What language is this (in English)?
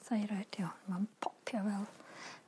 Welsh